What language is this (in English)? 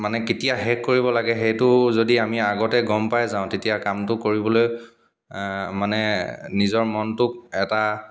Assamese